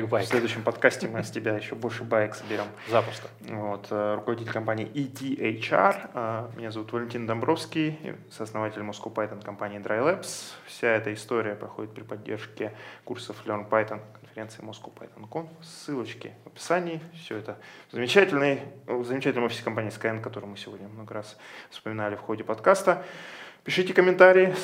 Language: Russian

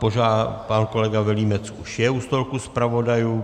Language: Czech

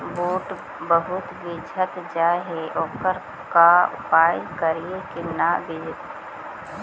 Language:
Magahi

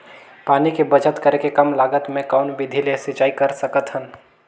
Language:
Chhattisgarhi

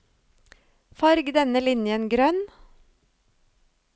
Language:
Norwegian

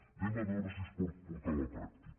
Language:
Catalan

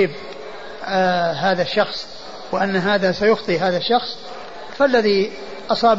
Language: Arabic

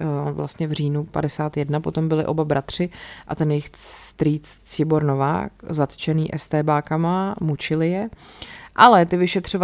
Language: Czech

